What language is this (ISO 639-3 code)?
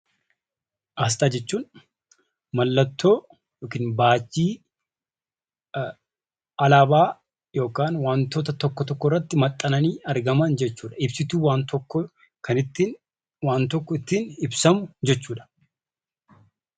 orm